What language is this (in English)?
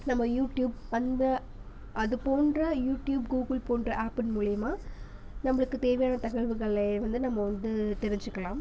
Tamil